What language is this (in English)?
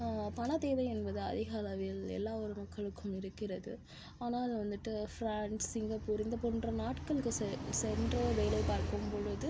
Tamil